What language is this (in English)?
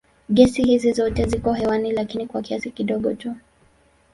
Swahili